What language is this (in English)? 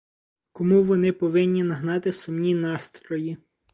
Ukrainian